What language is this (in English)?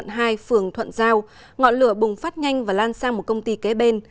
Vietnamese